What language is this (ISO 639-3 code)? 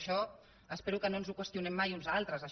cat